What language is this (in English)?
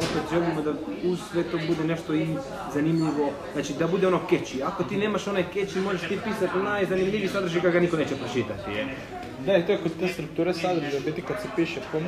Croatian